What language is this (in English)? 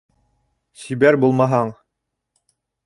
Bashkir